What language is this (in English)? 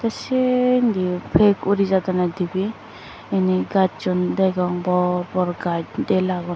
Chakma